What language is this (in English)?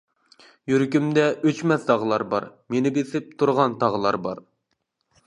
Uyghur